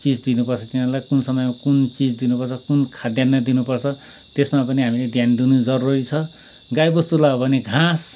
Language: Nepali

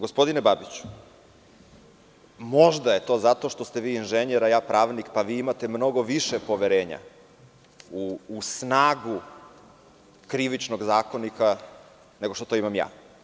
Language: Serbian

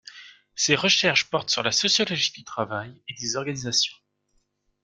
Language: French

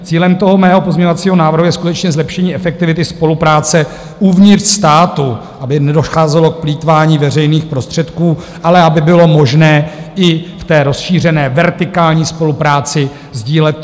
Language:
Czech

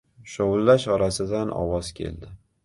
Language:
Uzbek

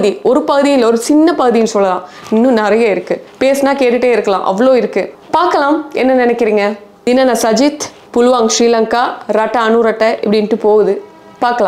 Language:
Tamil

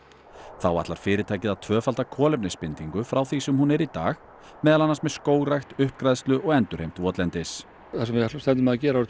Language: Icelandic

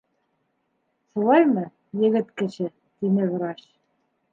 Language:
Bashkir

